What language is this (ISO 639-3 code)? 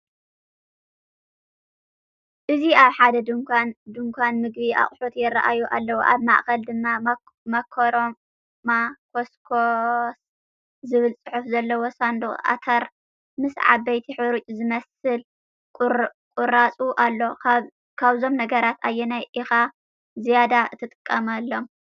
tir